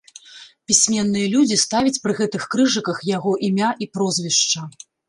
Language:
Belarusian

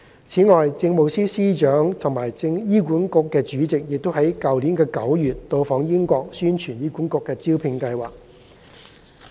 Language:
Cantonese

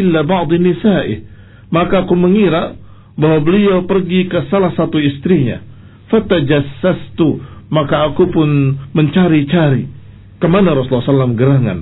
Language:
Indonesian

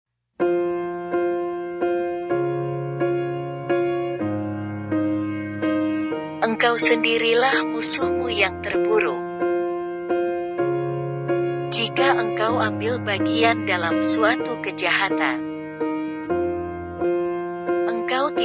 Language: Indonesian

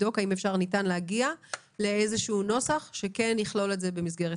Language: Hebrew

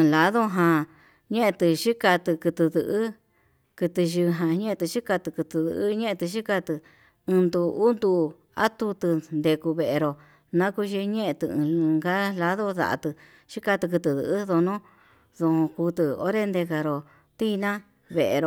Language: Yutanduchi Mixtec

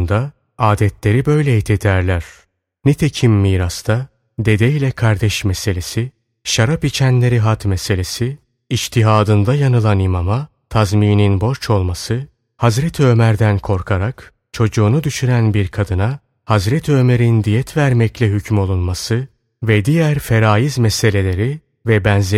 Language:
Turkish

